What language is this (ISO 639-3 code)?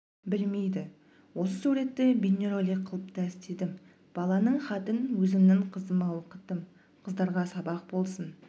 kaz